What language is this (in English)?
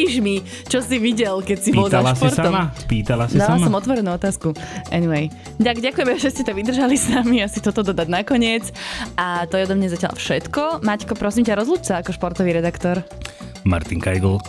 Slovak